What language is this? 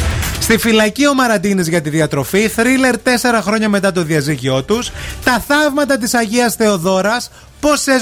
Greek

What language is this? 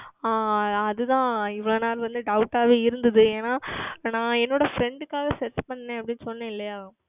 Tamil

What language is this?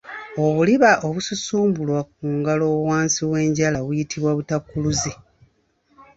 Ganda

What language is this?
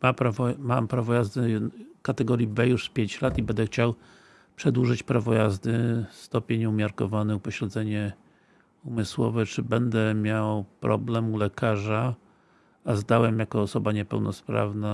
Polish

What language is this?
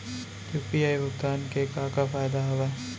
Chhattisgarhi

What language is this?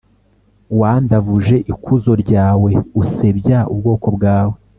Kinyarwanda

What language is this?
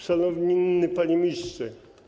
Polish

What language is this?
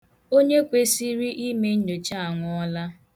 Igbo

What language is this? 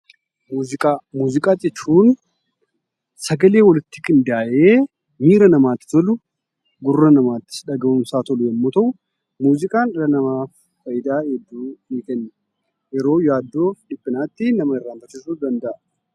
Oromo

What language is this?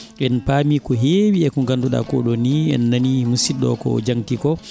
Fula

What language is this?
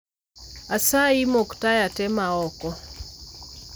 Luo (Kenya and Tanzania)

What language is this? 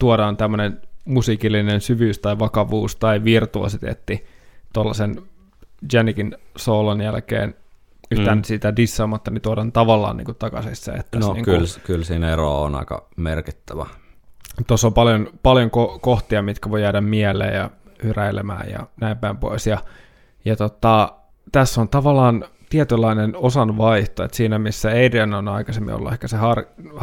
Finnish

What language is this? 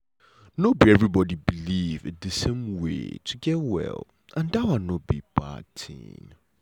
Nigerian Pidgin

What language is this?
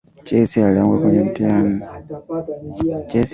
Swahili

